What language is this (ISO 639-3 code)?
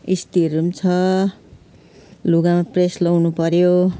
nep